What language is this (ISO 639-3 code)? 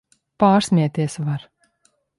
lav